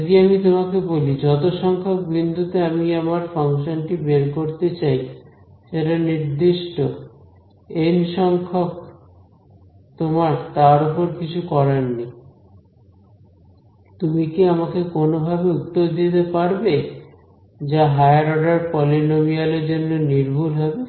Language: Bangla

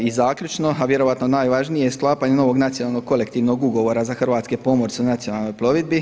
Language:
Croatian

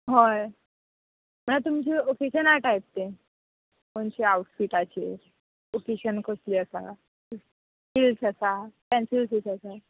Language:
Konkani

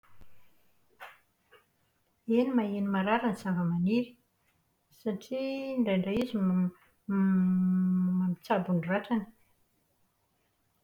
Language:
Malagasy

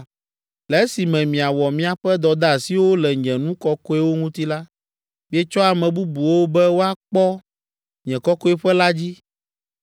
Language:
Ewe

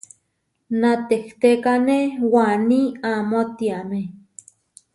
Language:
Huarijio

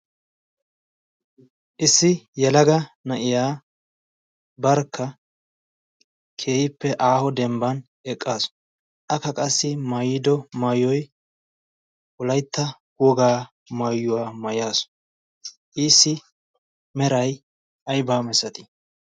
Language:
Wolaytta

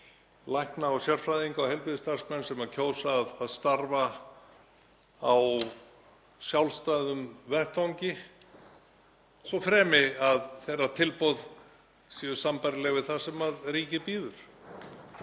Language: Icelandic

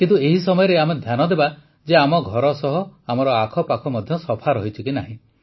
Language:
Odia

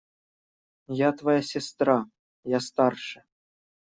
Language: Russian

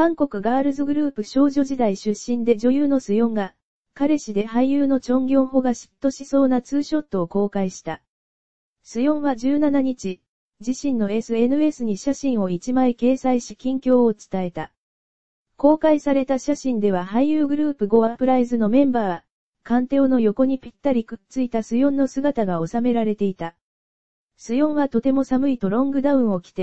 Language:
Japanese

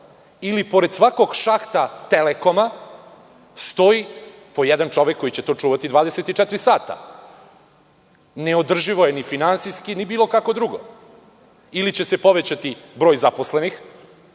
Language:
Serbian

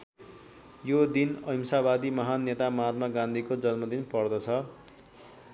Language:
Nepali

